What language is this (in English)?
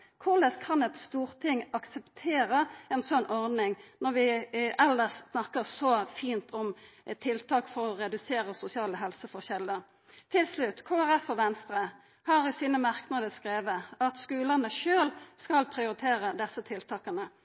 Norwegian Nynorsk